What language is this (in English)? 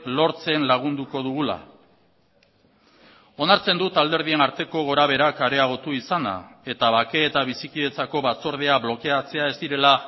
Basque